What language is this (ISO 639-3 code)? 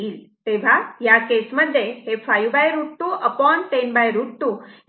mar